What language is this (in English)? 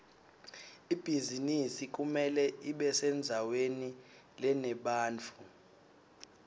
Swati